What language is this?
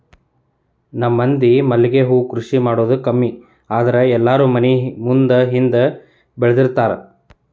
Kannada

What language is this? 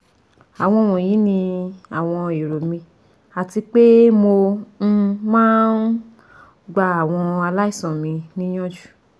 Yoruba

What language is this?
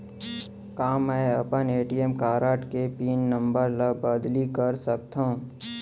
Chhattisgarhi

